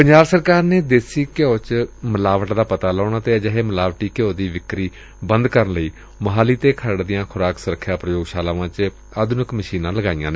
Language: Punjabi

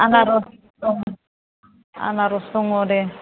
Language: Bodo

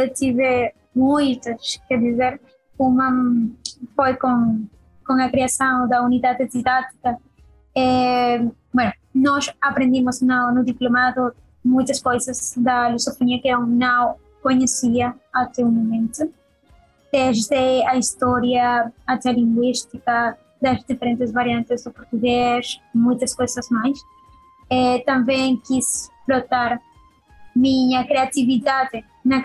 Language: Portuguese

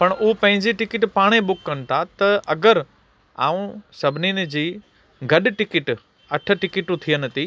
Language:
Sindhi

